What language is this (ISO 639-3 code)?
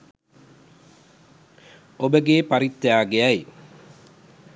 sin